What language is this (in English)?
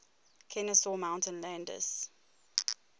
English